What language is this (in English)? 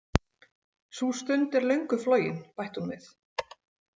Icelandic